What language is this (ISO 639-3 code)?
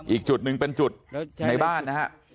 tha